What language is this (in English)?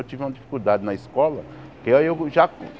Portuguese